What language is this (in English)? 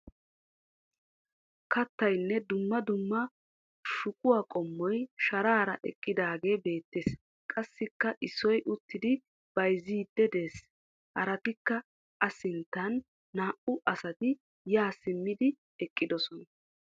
Wolaytta